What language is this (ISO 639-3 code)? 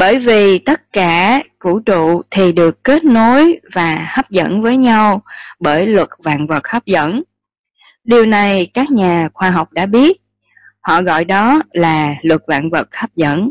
vie